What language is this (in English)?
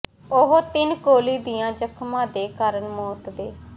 Punjabi